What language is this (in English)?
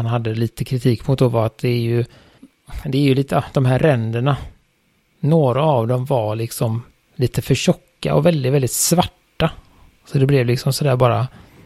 Swedish